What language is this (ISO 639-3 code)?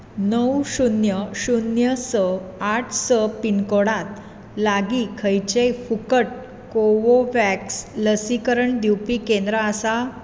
kok